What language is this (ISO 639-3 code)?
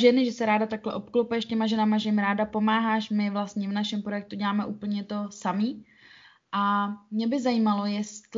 ces